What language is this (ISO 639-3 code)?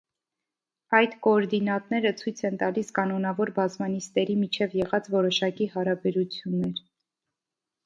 hye